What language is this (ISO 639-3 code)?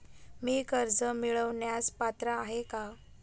mar